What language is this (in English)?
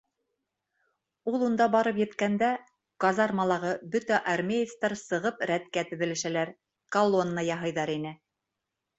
Bashkir